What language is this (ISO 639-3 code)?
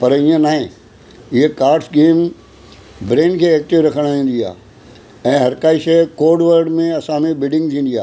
snd